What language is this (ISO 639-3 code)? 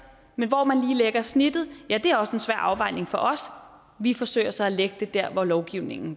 dan